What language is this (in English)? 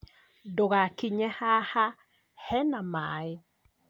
Kikuyu